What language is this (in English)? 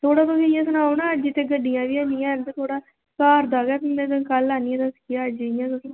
Dogri